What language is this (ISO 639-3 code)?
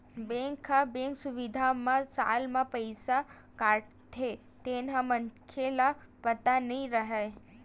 hne